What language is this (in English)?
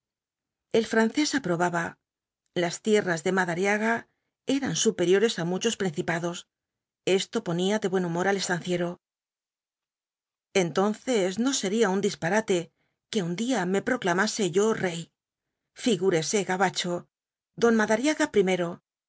Spanish